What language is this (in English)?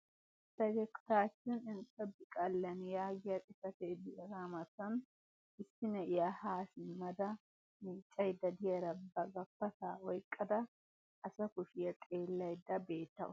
Wolaytta